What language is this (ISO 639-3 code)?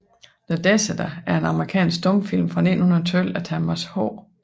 dan